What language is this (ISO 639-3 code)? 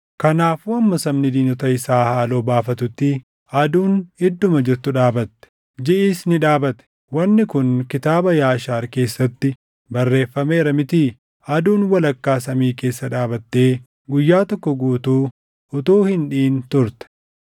orm